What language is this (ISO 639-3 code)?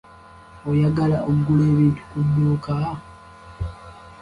lug